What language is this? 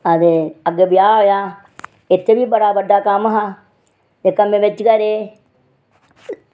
Dogri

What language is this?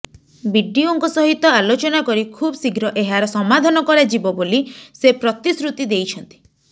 Odia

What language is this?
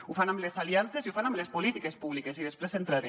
Catalan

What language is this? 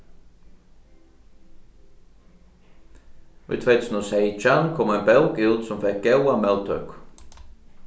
Faroese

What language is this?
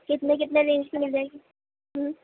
Urdu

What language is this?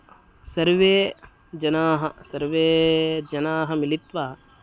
Sanskrit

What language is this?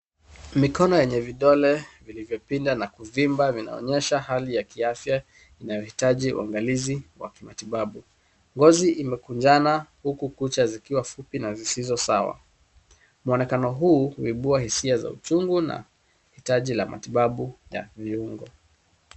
Swahili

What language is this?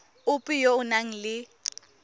Tswana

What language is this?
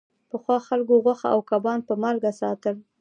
Pashto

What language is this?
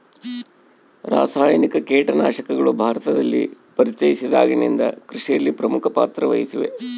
Kannada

